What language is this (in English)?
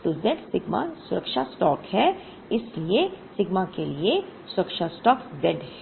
Hindi